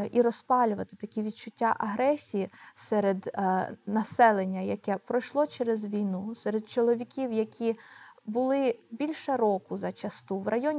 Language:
Ukrainian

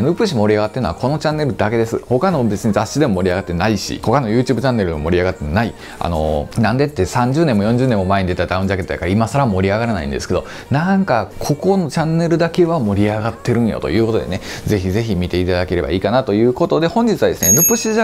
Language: Japanese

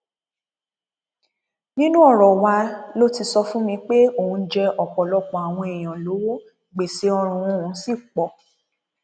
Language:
Yoruba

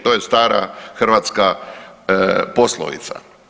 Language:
Croatian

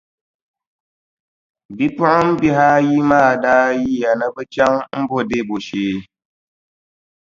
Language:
Dagbani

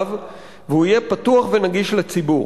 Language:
Hebrew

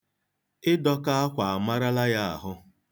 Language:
Igbo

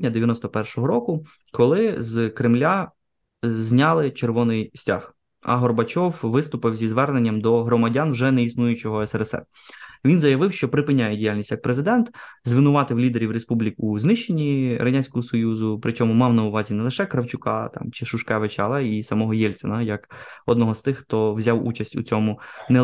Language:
Ukrainian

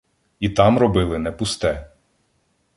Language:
Ukrainian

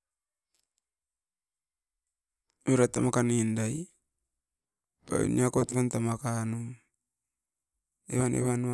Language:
Askopan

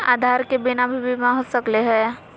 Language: Magahi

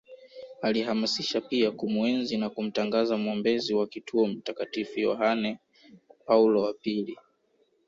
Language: Swahili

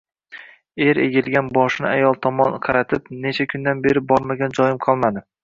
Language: Uzbek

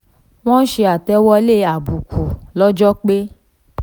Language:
Yoruba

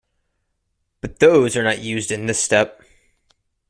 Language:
English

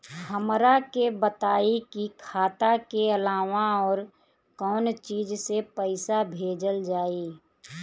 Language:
Bhojpuri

